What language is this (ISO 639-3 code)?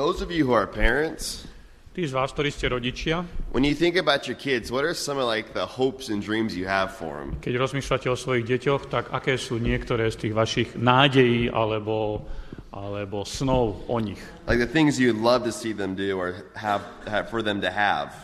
slk